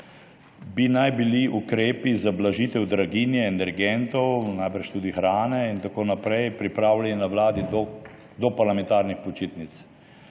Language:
Slovenian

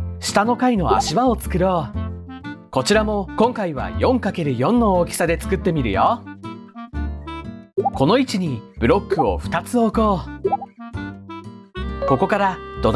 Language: Japanese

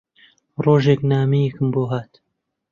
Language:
Central Kurdish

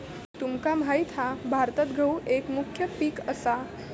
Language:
Marathi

